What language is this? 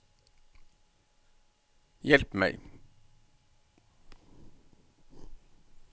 Norwegian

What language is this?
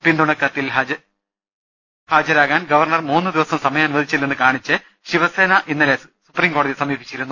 Malayalam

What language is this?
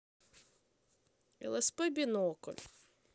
Russian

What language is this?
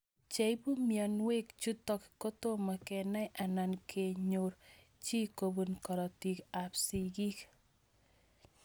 Kalenjin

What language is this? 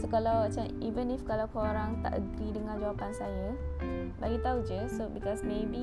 Malay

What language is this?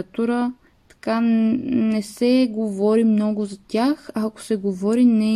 Bulgarian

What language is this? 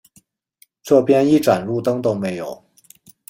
Chinese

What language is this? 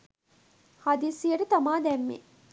Sinhala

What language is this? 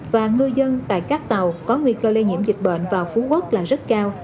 Vietnamese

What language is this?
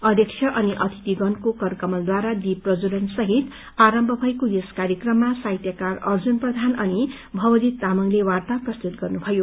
Nepali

